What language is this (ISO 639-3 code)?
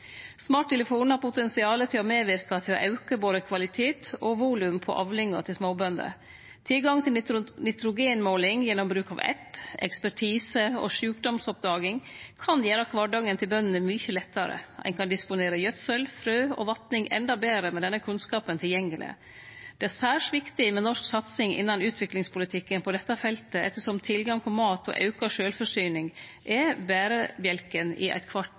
nno